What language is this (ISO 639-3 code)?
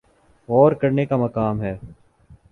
urd